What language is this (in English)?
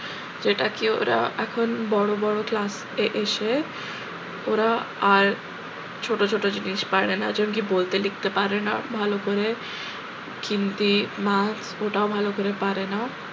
Bangla